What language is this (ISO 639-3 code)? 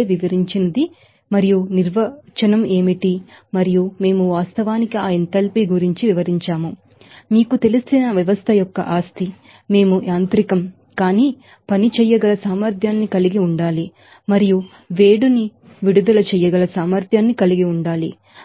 tel